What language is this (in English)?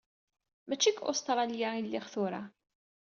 Kabyle